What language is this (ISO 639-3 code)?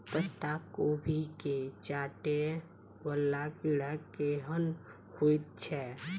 mai